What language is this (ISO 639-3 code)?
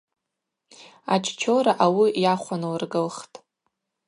abq